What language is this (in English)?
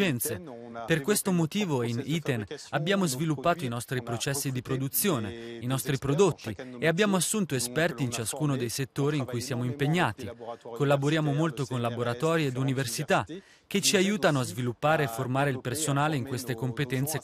Italian